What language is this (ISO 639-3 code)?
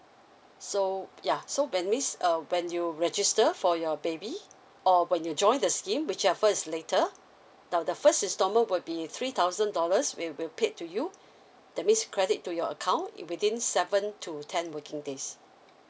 eng